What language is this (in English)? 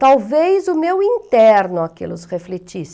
Portuguese